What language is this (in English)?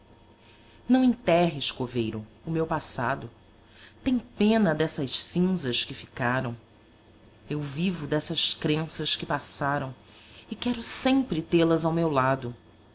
Portuguese